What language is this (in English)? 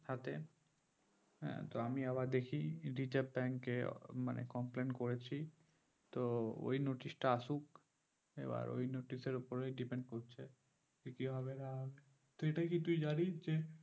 Bangla